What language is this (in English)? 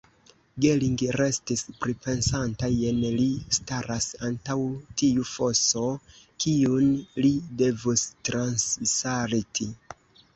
Esperanto